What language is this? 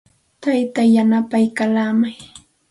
Santa Ana de Tusi Pasco Quechua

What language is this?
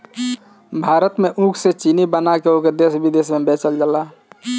Bhojpuri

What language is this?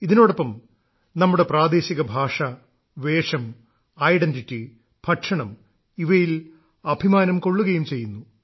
Malayalam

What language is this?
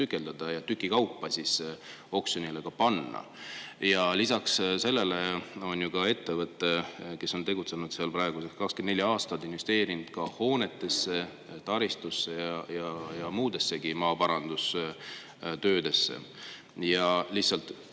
Estonian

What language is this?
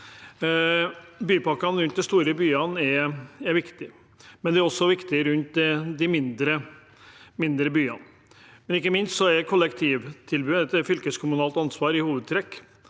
Norwegian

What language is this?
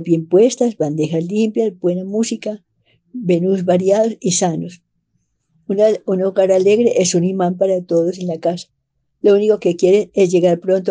Spanish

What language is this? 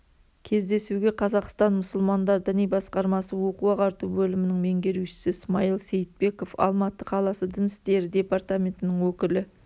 Kazakh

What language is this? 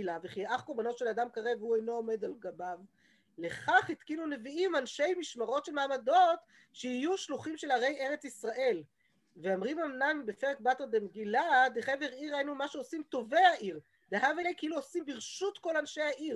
Hebrew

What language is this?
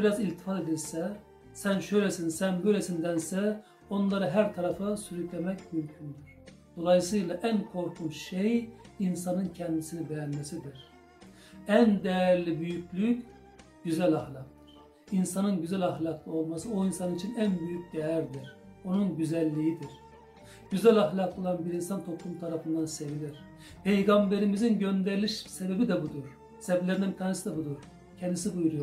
Turkish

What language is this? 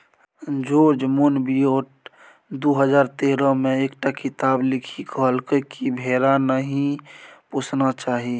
Maithili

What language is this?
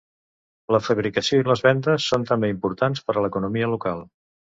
Catalan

